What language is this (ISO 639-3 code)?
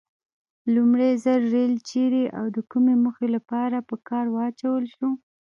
pus